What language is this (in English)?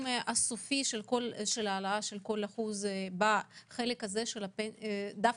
Hebrew